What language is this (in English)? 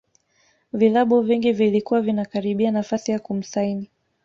Swahili